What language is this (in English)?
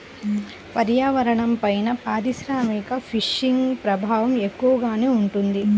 Telugu